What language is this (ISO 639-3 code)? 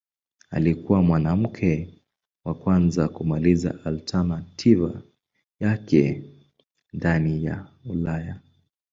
swa